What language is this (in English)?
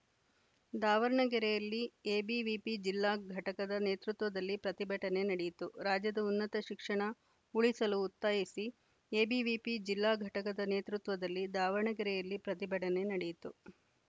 Kannada